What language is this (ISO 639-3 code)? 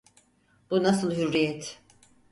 tur